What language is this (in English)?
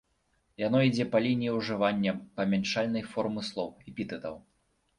Belarusian